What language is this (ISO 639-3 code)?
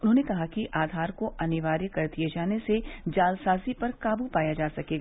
hin